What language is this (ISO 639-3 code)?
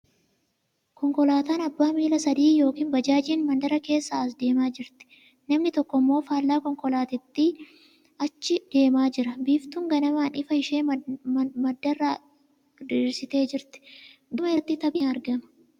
orm